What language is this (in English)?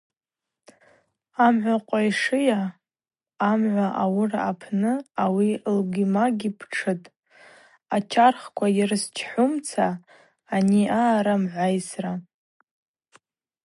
Abaza